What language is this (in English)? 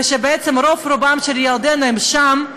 Hebrew